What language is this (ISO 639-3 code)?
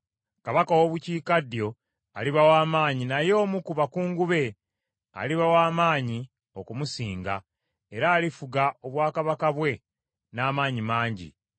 lug